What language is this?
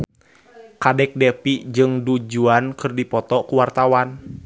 Sundanese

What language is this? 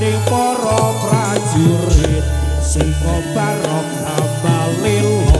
Indonesian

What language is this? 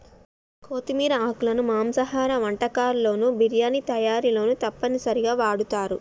Telugu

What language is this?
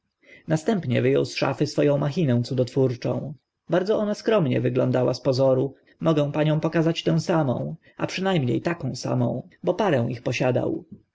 Polish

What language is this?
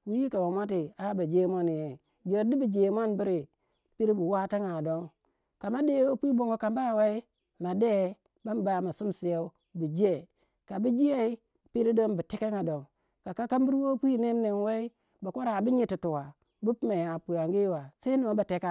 Waja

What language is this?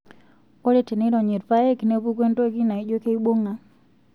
Masai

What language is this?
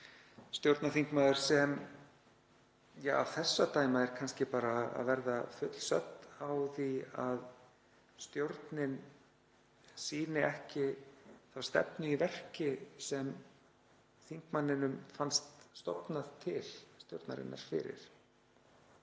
Icelandic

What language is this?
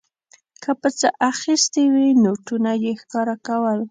Pashto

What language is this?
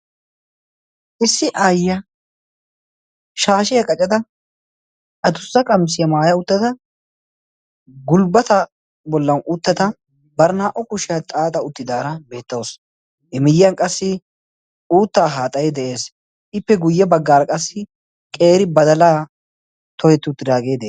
Wolaytta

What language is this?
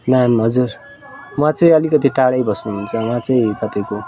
Nepali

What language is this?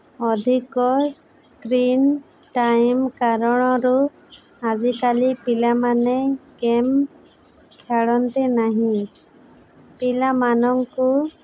Odia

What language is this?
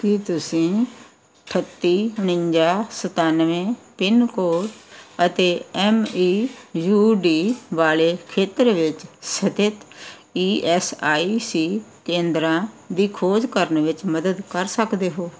Punjabi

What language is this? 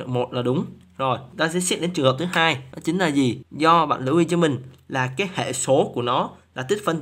Vietnamese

